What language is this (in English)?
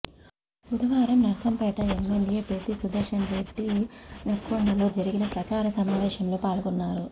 Telugu